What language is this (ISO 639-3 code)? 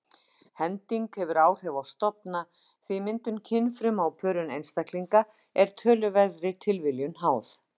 isl